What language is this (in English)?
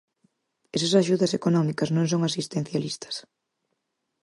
Galician